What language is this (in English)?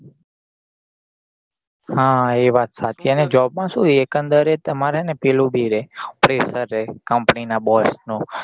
Gujarati